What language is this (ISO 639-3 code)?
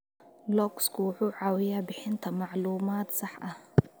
som